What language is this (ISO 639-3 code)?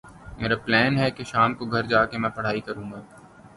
urd